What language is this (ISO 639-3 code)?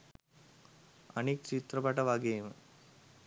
sin